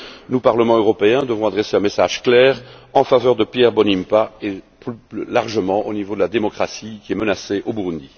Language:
French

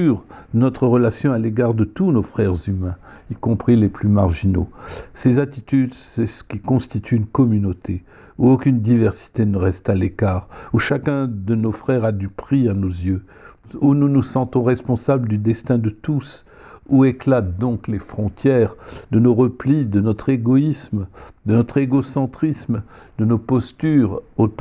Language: French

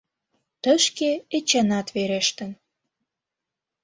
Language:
Mari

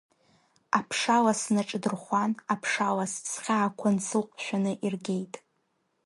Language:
Abkhazian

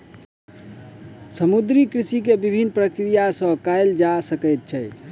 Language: Maithili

